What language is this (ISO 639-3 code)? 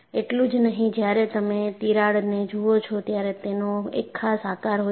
guj